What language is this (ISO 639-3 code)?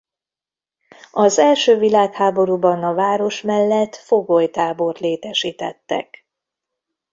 hun